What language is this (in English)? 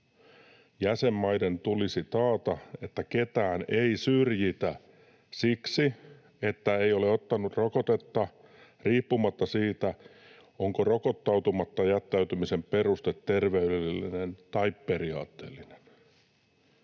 Finnish